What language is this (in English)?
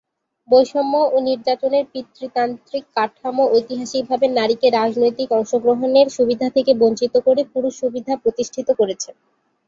Bangla